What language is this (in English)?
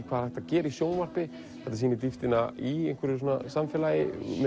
Icelandic